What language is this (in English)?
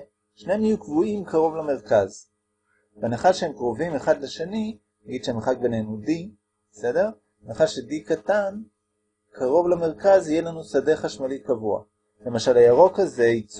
Hebrew